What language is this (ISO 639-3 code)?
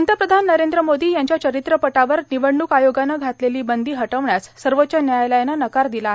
mar